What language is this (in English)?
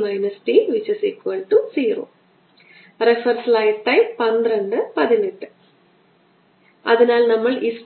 Malayalam